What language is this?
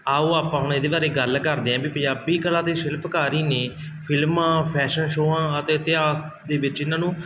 Punjabi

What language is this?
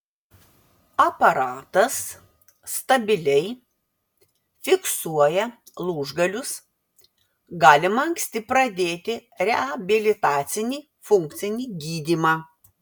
Lithuanian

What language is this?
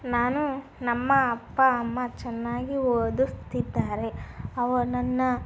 Kannada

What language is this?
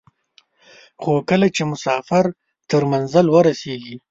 Pashto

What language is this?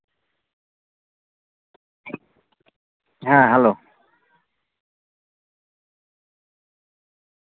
Santali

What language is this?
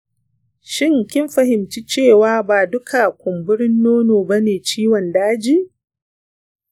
Hausa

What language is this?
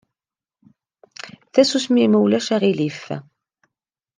Kabyle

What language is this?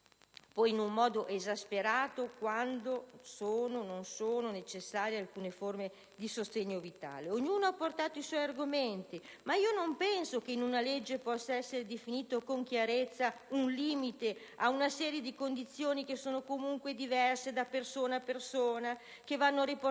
Italian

